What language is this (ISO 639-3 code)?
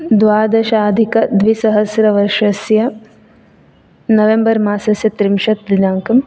san